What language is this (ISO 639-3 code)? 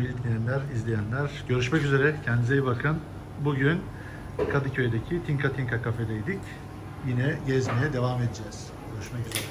tur